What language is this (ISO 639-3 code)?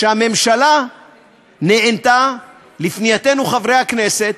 heb